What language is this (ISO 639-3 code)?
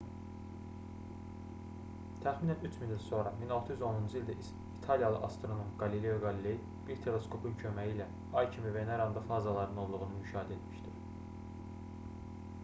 aze